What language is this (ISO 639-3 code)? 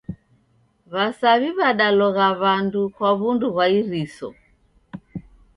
dav